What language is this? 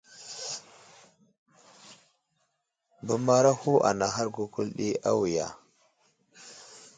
Wuzlam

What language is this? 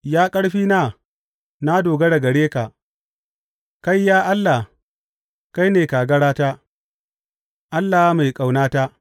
Hausa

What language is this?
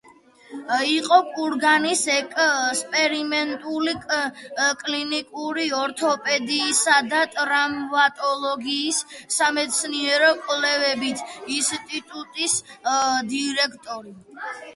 Georgian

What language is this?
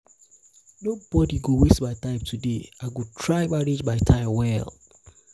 Nigerian Pidgin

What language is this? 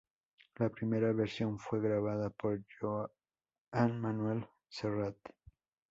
Spanish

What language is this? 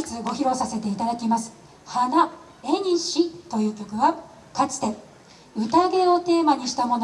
Japanese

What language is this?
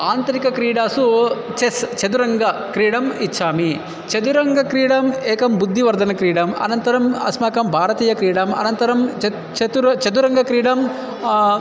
Sanskrit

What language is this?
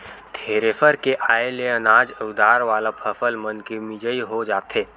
Chhattisgarhi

